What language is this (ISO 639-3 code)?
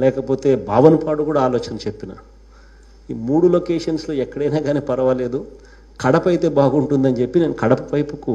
tel